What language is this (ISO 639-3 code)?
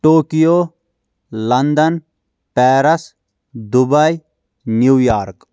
kas